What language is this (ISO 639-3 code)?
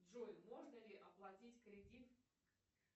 rus